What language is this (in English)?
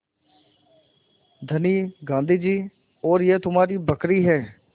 Hindi